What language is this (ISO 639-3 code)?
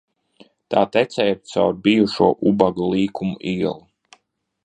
lav